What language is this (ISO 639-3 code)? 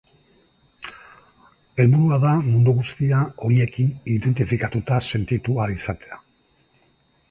eus